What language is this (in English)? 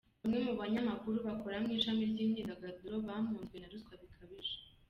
Kinyarwanda